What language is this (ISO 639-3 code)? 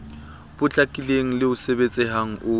sot